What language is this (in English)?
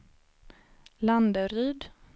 Swedish